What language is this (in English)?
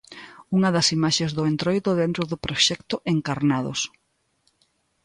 Galician